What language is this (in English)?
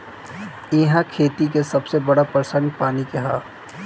Bhojpuri